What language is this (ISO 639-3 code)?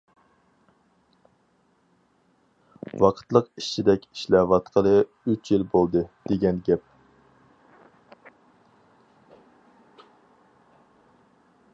uig